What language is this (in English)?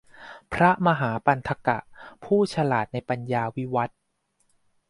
Thai